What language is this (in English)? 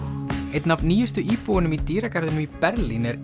Icelandic